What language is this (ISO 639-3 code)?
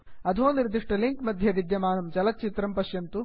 san